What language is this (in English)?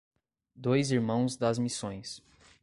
Portuguese